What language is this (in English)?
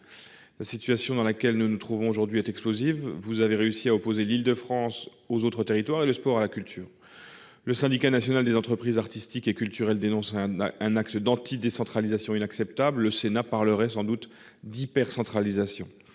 French